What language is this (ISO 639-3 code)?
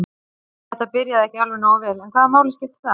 isl